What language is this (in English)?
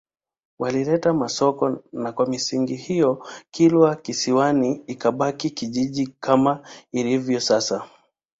Swahili